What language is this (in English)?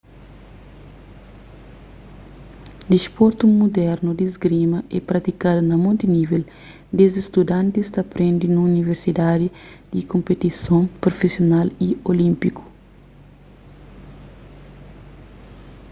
Kabuverdianu